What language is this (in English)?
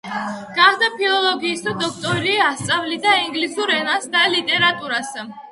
Georgian